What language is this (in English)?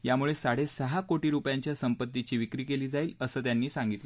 Marathi